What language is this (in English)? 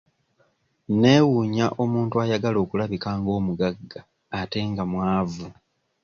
Ganda